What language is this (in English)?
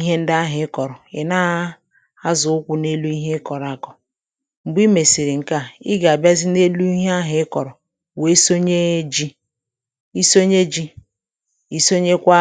Igbo